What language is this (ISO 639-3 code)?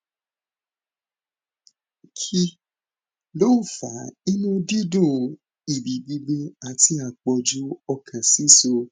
yor